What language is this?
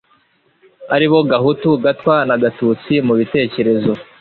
Kinyarwanda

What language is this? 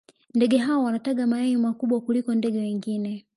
Swahili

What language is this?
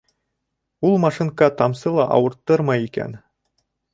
Bashkir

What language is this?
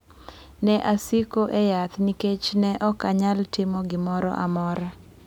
Luo (Kenya and Tanzania)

